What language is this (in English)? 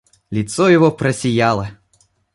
Russian